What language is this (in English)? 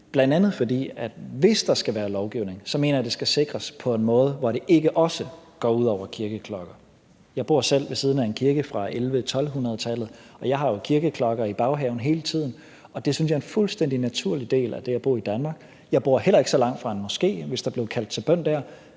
Danish